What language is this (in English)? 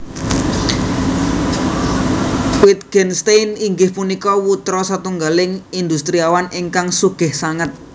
Javanese